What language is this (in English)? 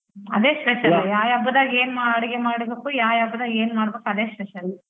Kannada